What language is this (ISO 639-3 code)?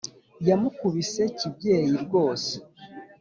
kin